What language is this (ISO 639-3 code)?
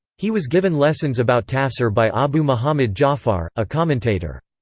eng